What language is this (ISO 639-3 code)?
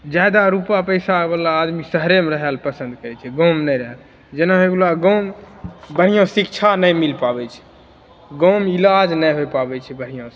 mai